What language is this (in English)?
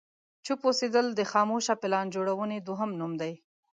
Pashto